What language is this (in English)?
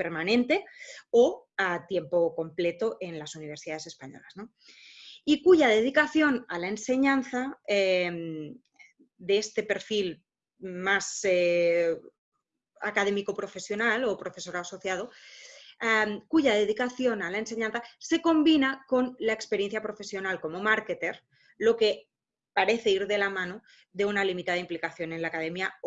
Spanish